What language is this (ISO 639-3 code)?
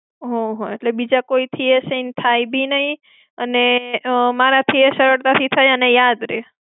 guj